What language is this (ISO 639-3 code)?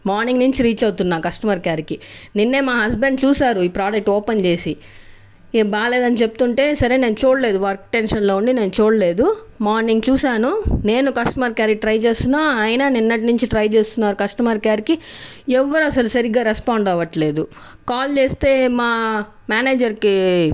tel